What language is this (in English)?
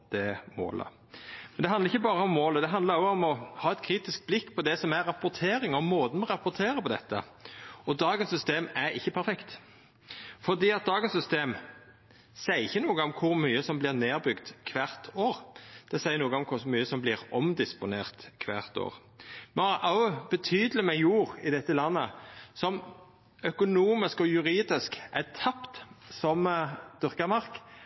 Norwegian Nynorsk